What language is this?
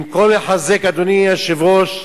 Hebrew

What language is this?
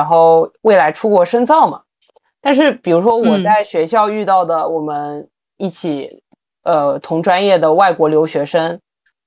Chinese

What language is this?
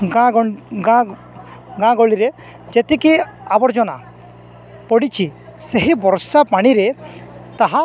Odia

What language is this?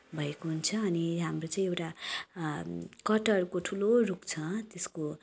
Nepali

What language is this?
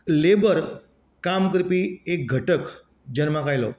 Konkani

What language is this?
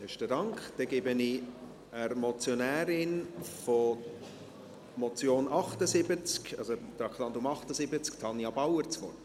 Swiss German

